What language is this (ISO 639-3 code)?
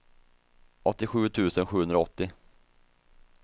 swe